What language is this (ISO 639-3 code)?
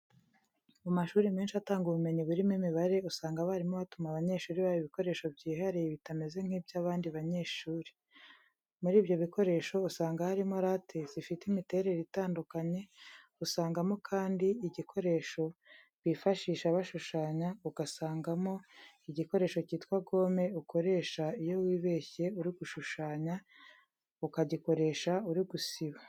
kin